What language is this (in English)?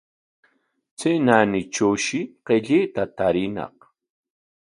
Corongo Ancash Quechua